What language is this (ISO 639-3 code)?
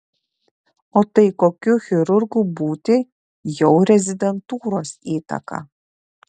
lit